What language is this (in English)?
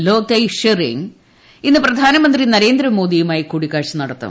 Malayalam